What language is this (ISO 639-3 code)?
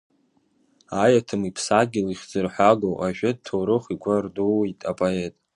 abk